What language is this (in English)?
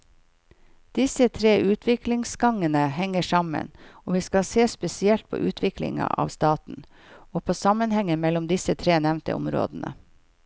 Norwegian